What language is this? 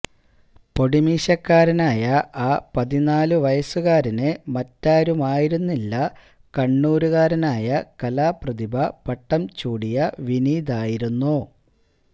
Malayalam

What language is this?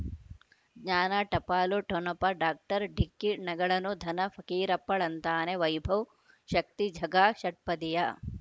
Kannada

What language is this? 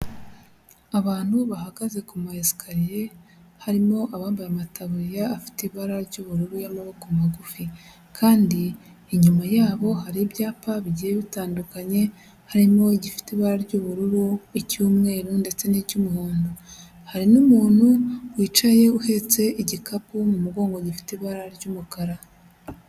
Kinyarwanda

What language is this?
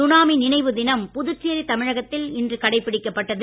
Tamil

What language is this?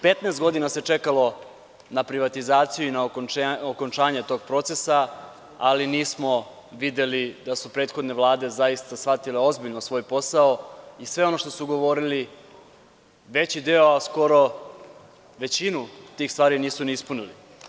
Serbian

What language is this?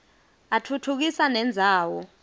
Swati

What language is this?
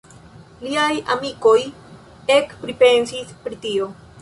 Esperanto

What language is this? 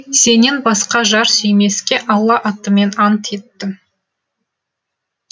Kazakh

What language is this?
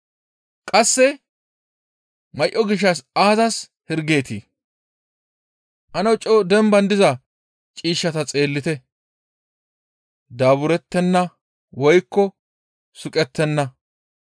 Gamo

